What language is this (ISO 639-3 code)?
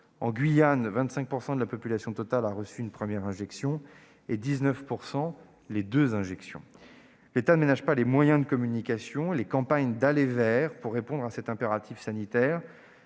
fra